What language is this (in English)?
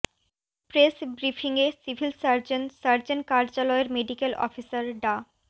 Bangla